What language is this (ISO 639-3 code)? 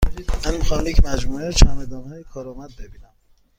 fas